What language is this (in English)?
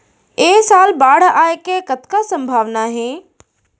Chhattisgarhi